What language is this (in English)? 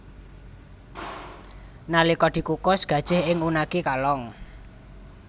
Javanese